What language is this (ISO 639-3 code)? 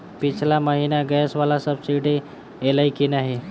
mai